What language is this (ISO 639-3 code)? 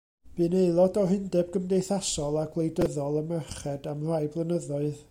cym